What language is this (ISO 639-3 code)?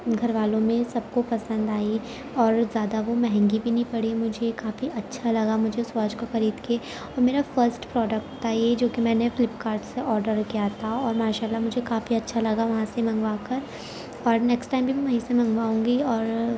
urd